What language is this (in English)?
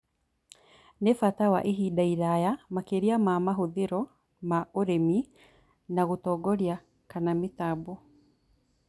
Kikuyu